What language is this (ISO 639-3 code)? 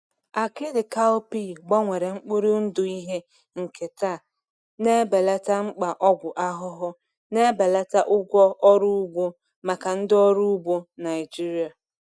ibo